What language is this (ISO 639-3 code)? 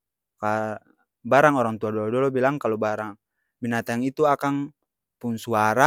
abs